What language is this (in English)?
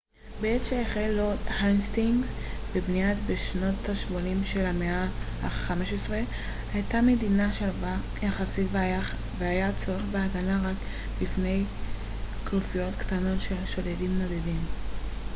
Hebrew